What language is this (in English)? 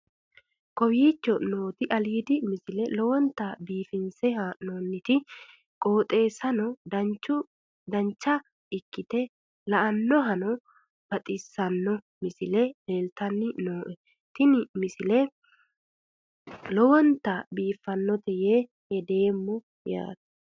Sidamo